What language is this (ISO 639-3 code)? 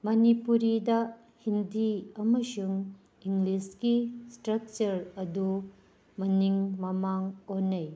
mni